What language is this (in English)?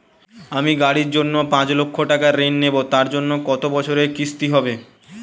Bangla